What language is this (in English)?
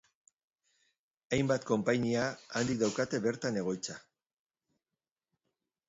Basque